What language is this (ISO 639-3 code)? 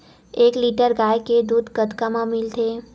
hne